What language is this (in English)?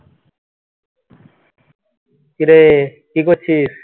Bangla